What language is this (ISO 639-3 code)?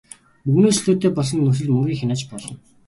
mon